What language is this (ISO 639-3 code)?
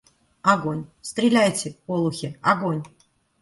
rus